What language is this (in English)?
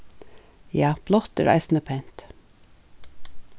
Faroese